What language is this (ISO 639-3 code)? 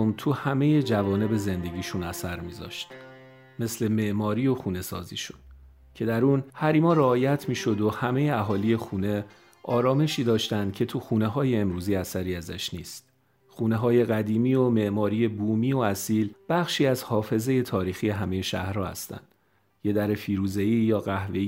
fas